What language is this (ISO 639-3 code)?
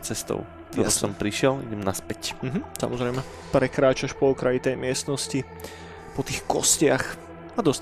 slk